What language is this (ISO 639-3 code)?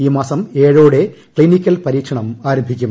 mal